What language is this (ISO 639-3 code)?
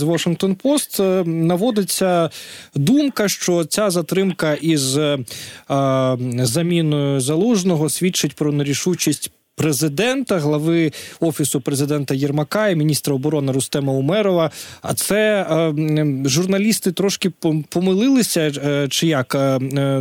ukr